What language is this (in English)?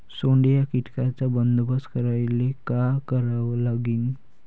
Marathi